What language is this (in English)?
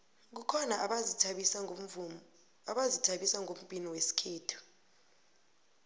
South Ndebele